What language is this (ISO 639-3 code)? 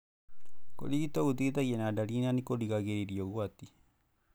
kik